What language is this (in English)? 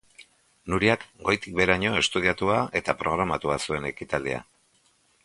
Basque